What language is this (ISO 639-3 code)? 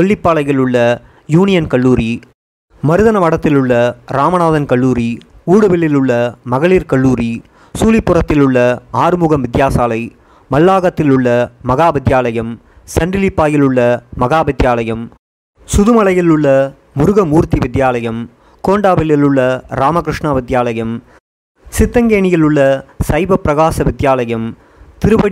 tam